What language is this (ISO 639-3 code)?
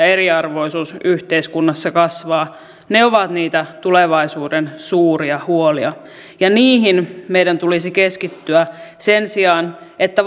fin